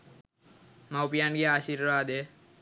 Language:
Sinhala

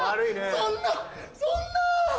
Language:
Japanese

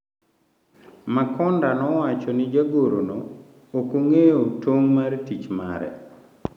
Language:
Luo (Kenya and Tanzania)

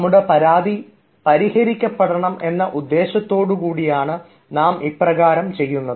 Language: Malayalam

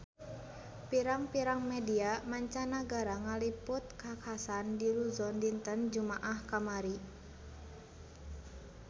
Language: Sundanese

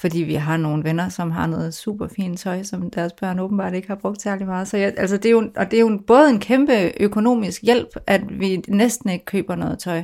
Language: Danish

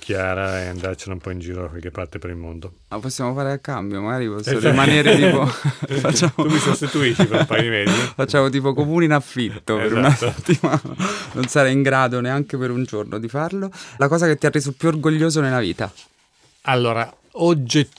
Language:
Italian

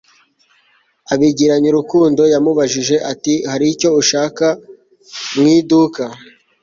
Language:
Kinyarwanda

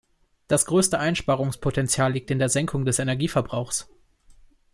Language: German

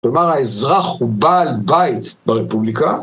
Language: Hebrew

